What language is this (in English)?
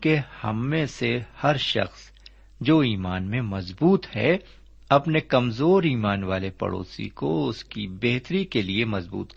Urdu